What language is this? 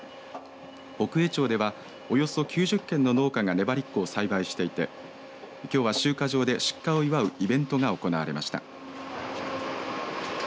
Japanese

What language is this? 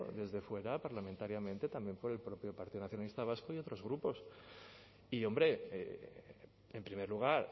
Spanish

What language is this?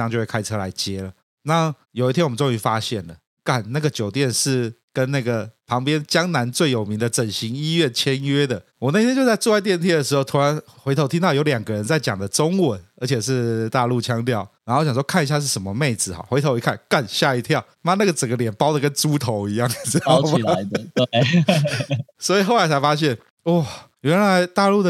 Chinese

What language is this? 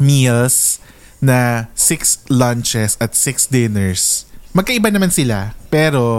Filipino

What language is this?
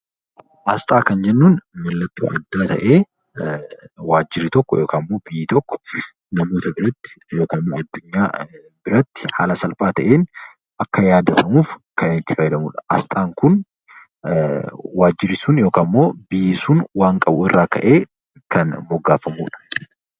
Oromo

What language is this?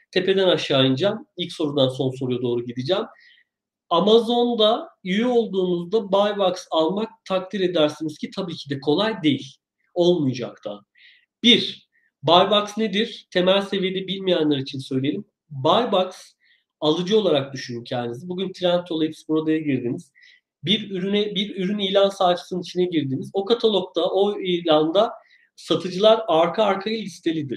Turkish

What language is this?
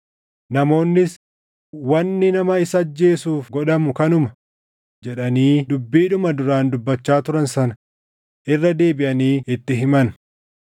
Oromo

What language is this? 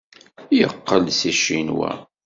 Kabyle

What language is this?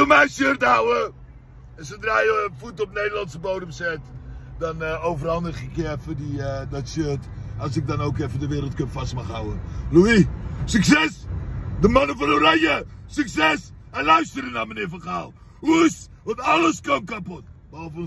Dutch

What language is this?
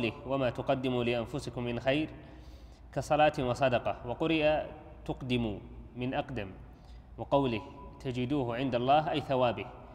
Arabic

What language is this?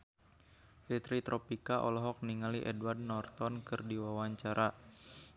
Sundanese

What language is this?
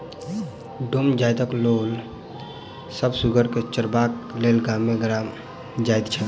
Maithili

